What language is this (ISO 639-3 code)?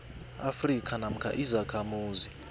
nbl